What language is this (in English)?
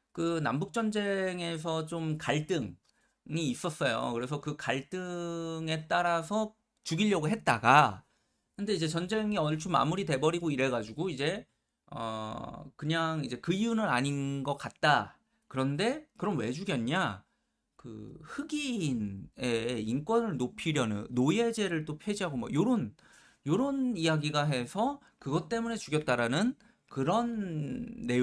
Korean